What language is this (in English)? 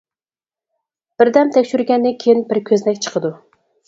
Uyghur